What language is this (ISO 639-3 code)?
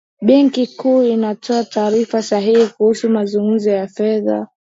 swa